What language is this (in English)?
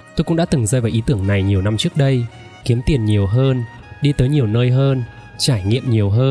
Vietnamese